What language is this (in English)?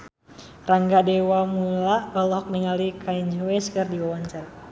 Sundanese